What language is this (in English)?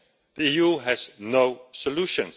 English